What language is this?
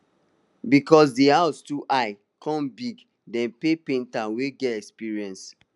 Nigerian Pidgin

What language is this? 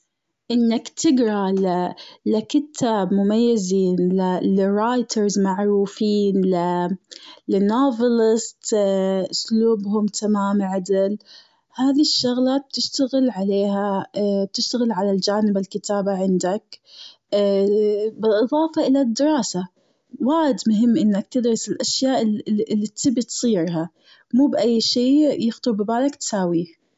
Gulf Arabic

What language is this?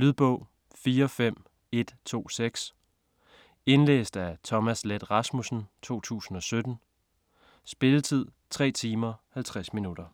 Danish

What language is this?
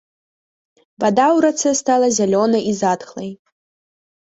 Belarusian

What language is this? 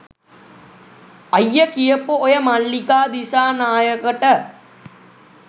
Sinhala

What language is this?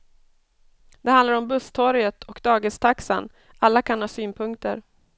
Swedish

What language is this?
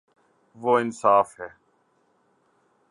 Urdu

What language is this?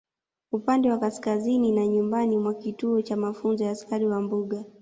Swahili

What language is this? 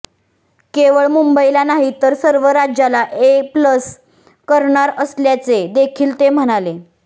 Marathi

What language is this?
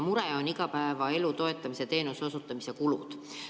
Estonian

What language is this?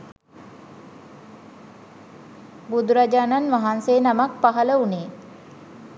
Sinhala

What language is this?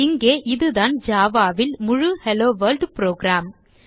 Tamil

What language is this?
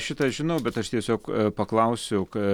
Lithuanian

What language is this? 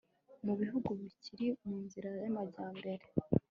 Kinyarwanda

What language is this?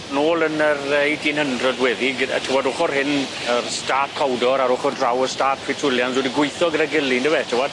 Welsh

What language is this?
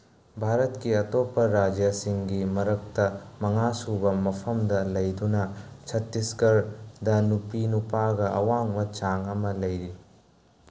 Manipuri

